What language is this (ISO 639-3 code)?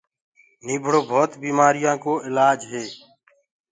ggg